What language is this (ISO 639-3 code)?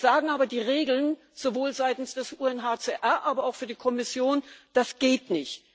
deu